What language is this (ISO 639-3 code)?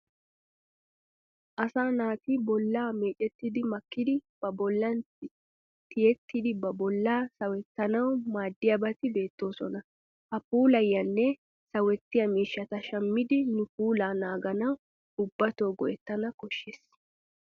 wal